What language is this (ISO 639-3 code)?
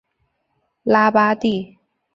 zho